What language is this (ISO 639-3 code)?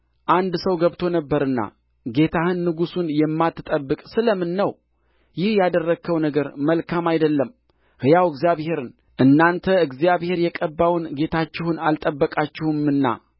amh